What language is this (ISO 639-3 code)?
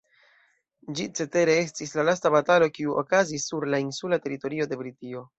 epo